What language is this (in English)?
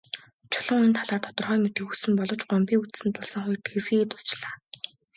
Mongolian